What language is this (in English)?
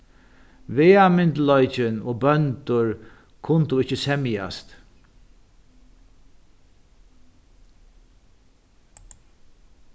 Faroese